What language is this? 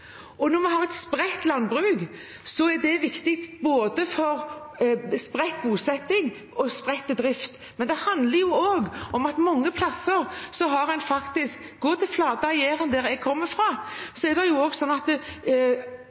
Norwegian Bokmål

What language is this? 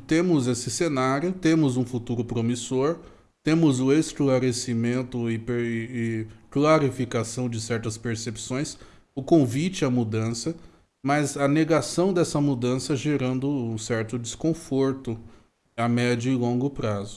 Portuguese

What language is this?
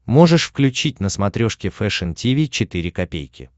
Russian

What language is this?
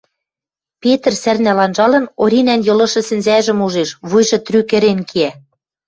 Western Mari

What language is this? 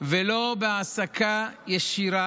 Hebrew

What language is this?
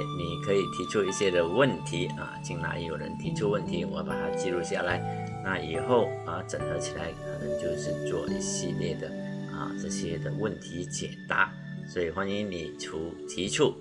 Chinese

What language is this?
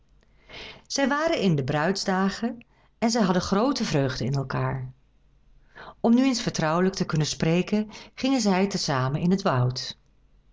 Dutch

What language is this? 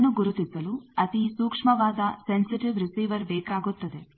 Kannada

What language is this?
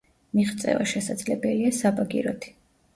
Georgian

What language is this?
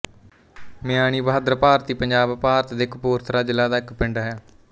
Punjabi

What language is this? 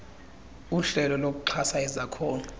Xhosa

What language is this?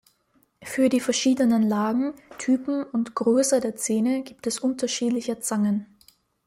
German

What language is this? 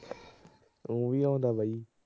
Punjabi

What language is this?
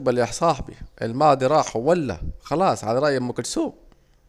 Saidi Arabic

